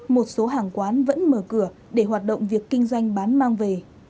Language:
Vietnamese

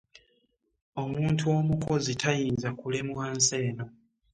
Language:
Ganda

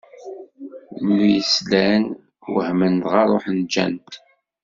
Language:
Kabyle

